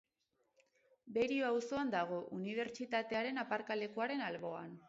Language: Basque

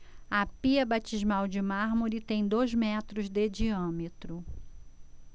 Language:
Portuguese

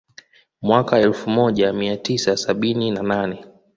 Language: Swahili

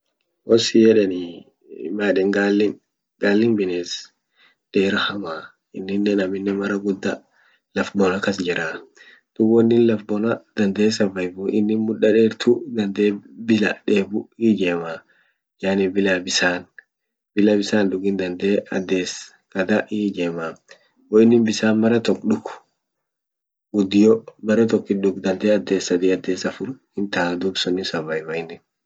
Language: Orma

